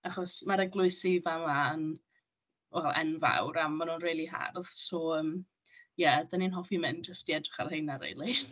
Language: Welsh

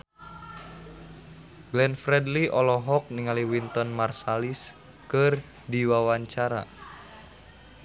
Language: Sundanese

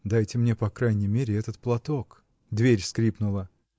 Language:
Russian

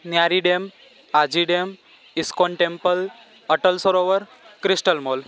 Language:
Gujarati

